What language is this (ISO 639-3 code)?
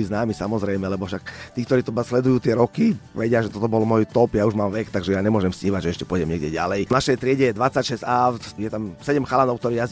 slk